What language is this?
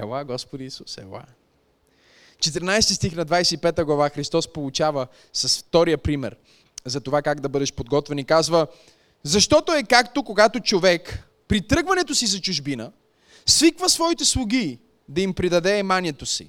Bulgarian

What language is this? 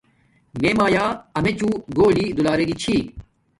Domaaki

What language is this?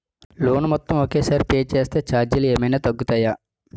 Telugu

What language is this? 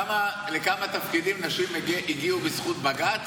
Hebrew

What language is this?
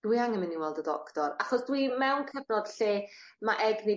Welsh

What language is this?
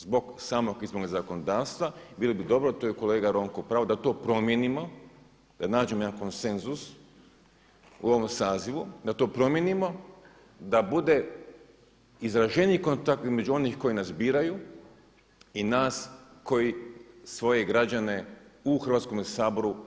Croatian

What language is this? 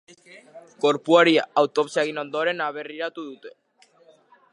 Basque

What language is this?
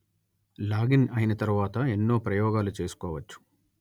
Telugu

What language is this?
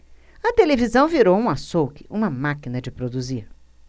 Portuguese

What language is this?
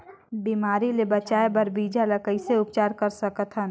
Chhattisgarhi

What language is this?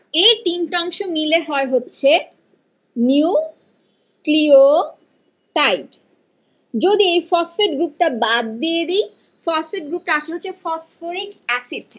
Bangla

